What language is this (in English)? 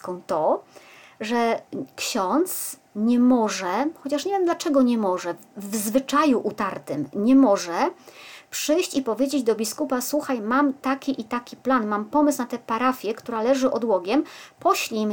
Polish